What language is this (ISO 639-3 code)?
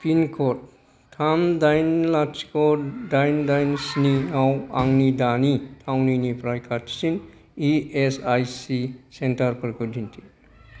brx